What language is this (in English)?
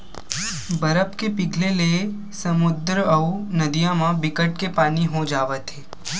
Chhattisgarhi